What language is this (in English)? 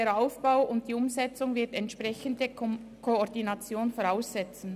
Swiss German